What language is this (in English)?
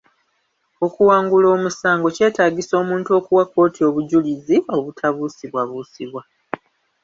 Ganda